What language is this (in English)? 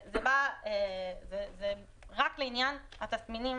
Hebrew